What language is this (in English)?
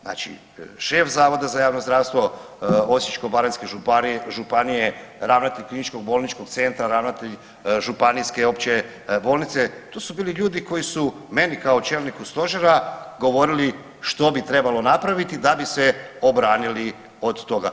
Croatian